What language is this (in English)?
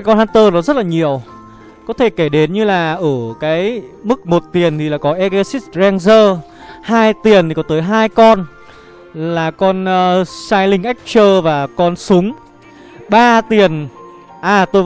Vietnamese